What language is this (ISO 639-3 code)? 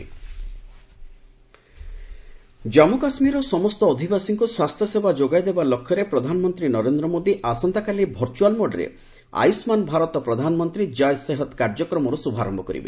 ori